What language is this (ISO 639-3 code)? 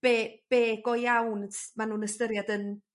cym